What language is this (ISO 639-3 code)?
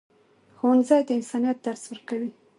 pus